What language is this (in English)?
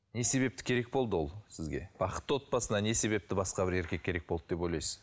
Kazakh